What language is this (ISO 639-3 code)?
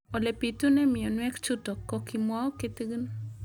kln